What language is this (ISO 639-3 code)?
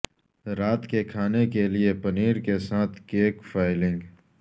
urd